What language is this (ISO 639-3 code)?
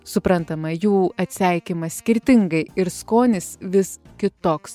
lit